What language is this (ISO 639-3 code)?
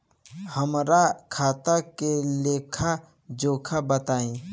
bho